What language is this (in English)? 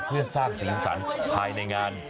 Thai